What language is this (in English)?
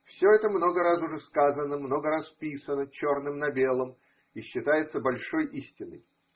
Russian